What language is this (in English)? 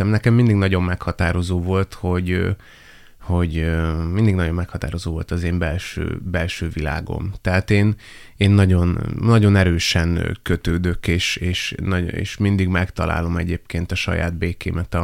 Hungarian